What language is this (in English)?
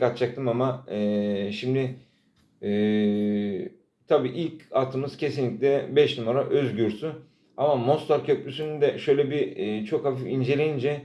Turkish